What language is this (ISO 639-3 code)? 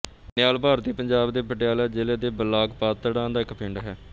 pan